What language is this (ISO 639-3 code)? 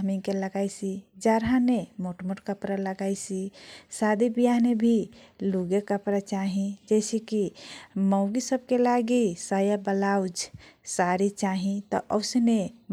thq